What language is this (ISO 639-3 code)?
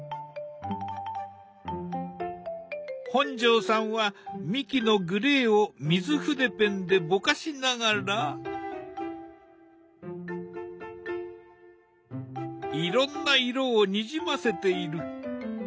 jpn